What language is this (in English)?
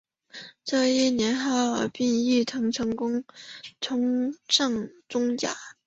Chinese